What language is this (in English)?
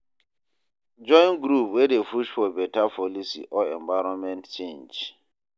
Nigerian Pidgin